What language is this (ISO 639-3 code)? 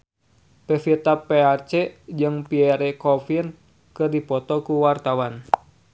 sun